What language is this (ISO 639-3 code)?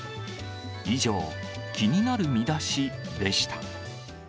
jpn